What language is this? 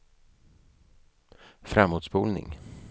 Swedish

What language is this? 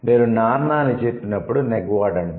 Telugu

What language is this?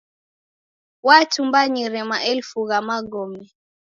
Taita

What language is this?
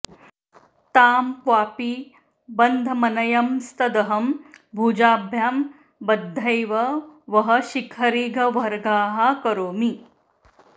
Sanskrit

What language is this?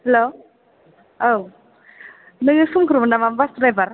Bodo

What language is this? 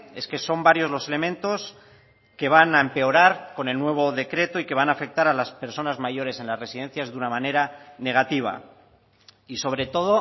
Spanish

